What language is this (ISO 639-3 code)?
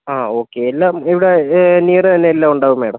mal